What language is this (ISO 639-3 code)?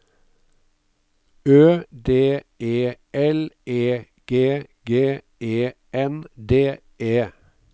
nor